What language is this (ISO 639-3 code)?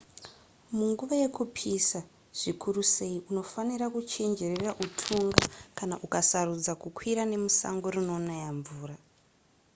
sna